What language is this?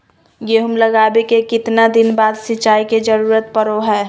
Magahi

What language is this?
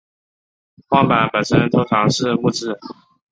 Chinese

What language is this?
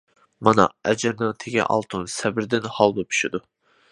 Uyghur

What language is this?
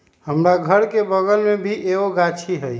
Magahi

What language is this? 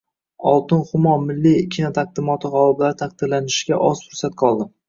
Uzbek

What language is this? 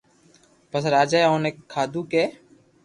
Loarki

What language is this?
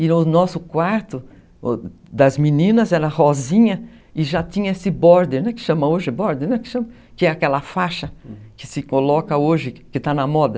Portuguese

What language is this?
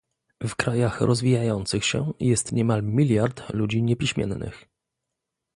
Polish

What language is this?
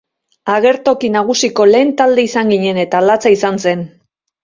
Basque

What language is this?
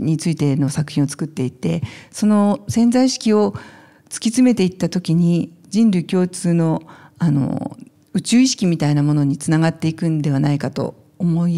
Japanese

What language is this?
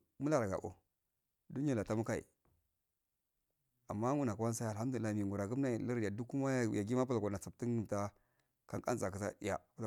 Afade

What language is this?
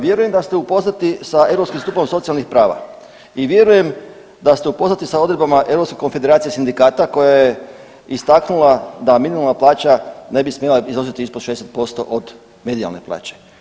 Croatian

